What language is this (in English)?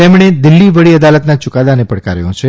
Gujarati